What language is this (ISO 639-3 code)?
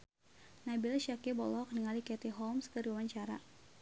sun